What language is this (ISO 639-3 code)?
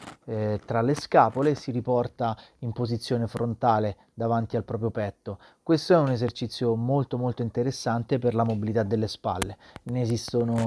ita